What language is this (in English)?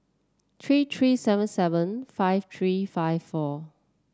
English